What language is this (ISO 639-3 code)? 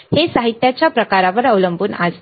mar